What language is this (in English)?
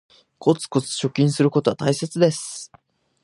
Japanese